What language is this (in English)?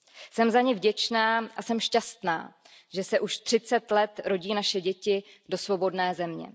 Czech